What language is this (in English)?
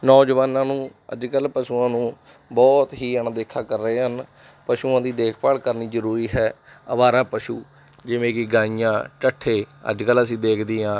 Punjabi